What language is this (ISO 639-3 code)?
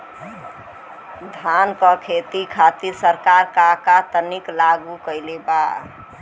bho